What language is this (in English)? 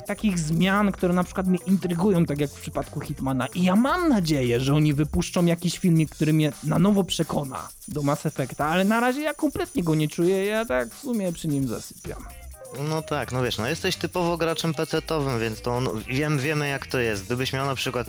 Polish